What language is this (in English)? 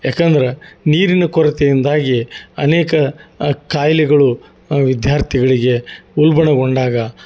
Kannada